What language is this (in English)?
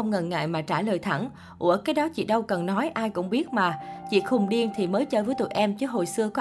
Vietnamese